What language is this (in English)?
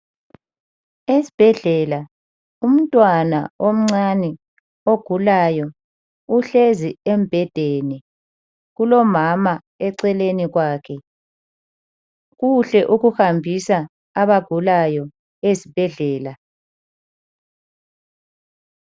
North Ndebele